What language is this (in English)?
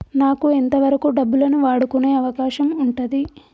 Telugu